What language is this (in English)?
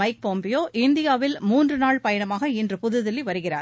Tamil